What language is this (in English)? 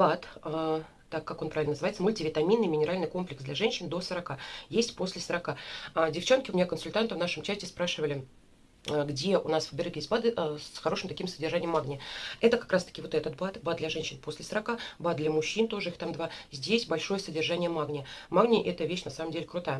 Russian